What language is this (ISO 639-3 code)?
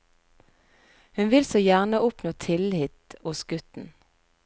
nor